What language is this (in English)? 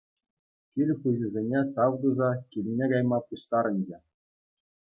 Chuvash